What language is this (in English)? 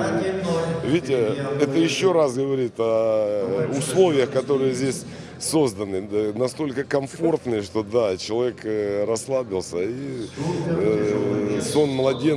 Russian